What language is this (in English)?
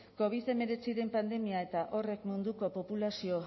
Basque